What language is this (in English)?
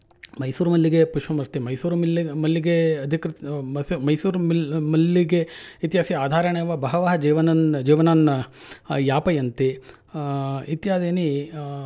Sanskrit